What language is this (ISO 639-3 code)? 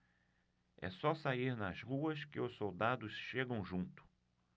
por